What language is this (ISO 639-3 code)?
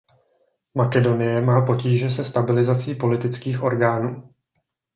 ces